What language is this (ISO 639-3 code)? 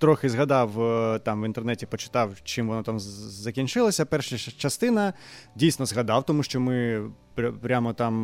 ukr